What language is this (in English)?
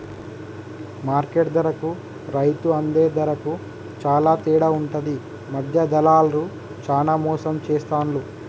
Telugu